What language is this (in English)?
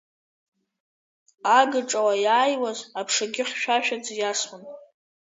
Abkhazian